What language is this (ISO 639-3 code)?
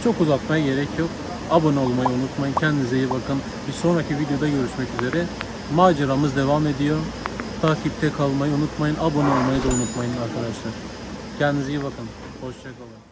tur